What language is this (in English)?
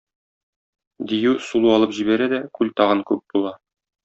Tatar